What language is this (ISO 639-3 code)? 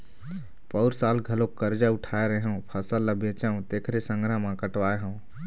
hne